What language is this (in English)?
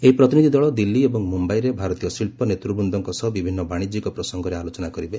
Odia